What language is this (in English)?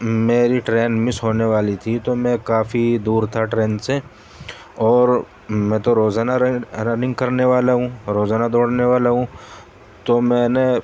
Urdu